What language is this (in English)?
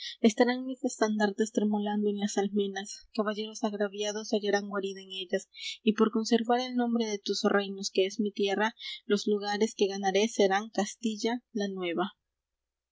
Spanish